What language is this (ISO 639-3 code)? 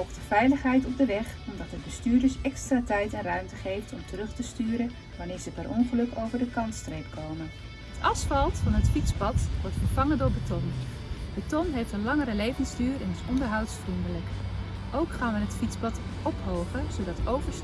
nld